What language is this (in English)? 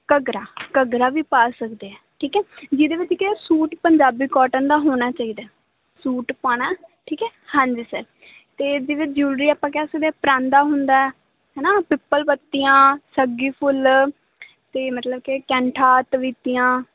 Punjabi